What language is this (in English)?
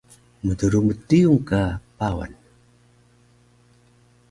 Taroko